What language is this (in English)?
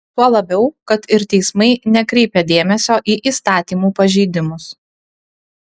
Lithuanian